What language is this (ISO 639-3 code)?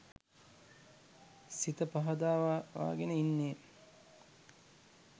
sin